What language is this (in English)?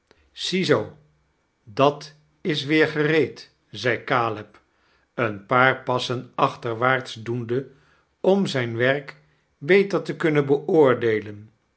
Dutch